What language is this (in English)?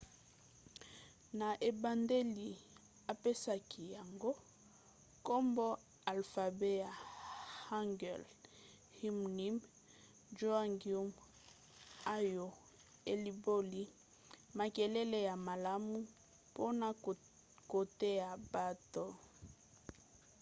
Lingala